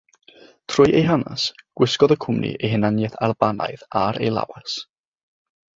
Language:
Welsh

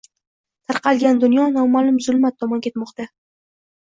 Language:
Uzbek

